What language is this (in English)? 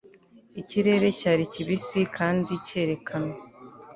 Kinyarwanda